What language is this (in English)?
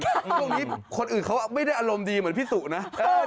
Thai